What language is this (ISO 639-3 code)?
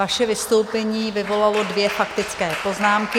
ces